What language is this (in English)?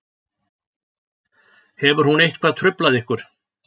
Icelandic